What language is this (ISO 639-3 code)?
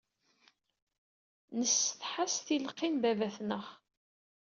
kab